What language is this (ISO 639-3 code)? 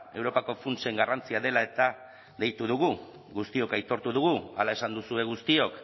eus